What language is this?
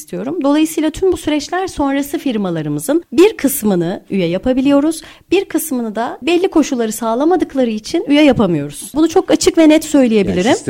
Turkish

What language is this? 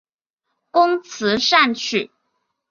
Chinese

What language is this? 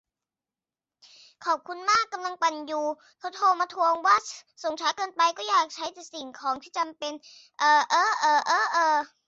Thai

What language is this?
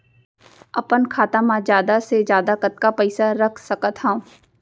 Chhattisgarhi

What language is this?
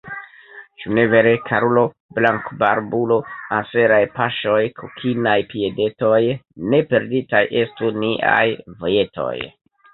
Esperanto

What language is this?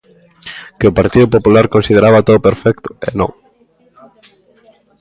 Galician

